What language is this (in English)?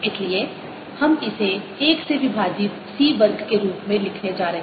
Hindi